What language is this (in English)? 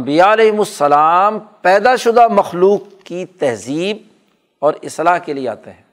Urdu